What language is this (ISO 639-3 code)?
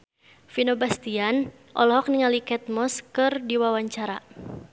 sun